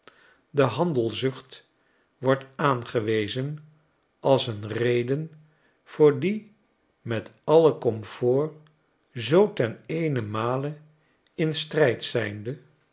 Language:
Dutch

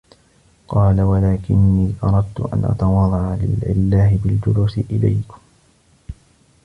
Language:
Arabic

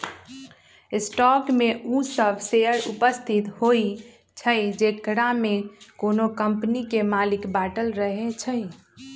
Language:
Magahi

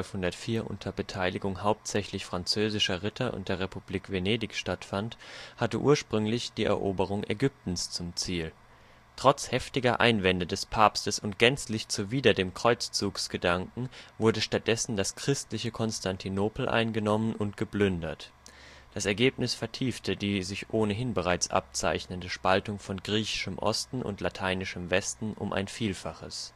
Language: German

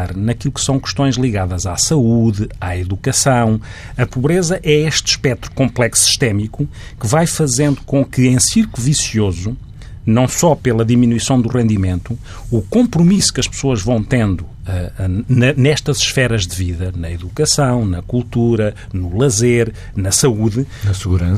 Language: Portuguese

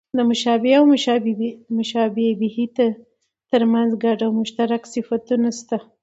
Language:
Pashto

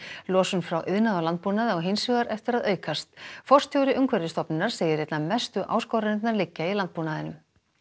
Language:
Icelandic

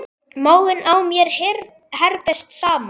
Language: Icelandic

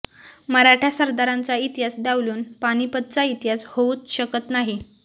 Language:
Marathi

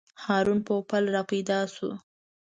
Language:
Pashto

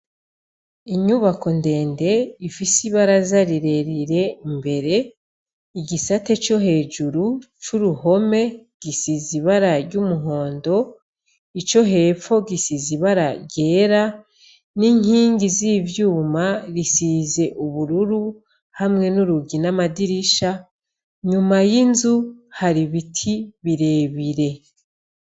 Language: Rundi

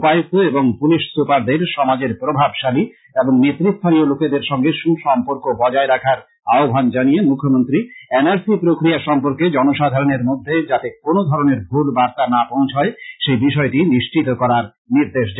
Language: Bangla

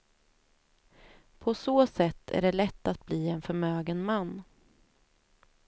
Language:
Swedish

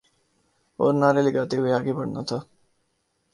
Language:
Urdu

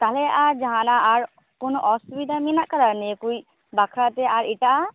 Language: Santali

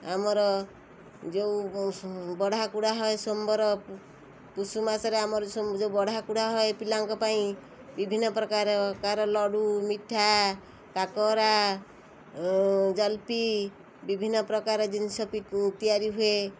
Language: Odia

